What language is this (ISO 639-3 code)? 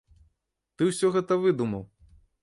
bel